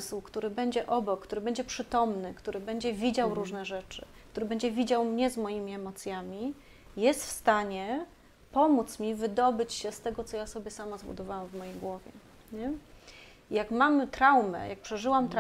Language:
Polish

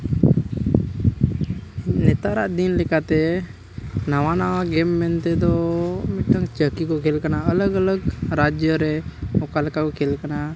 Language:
Santali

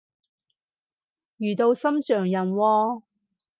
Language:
Cantonese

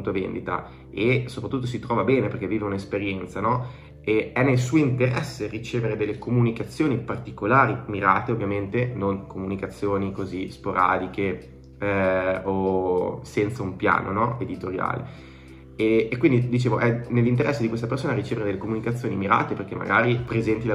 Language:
Italian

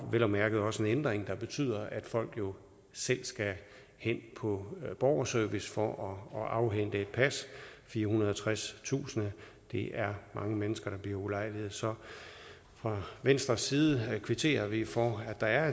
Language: Danish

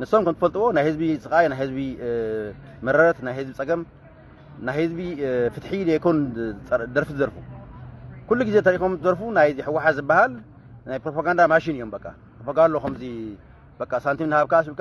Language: Arabic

